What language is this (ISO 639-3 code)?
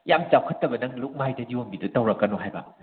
mni